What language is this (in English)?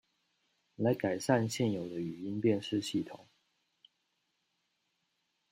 Chinese